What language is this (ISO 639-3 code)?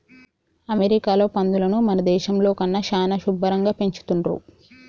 tel